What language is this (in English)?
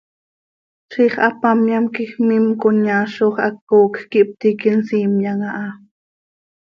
Seri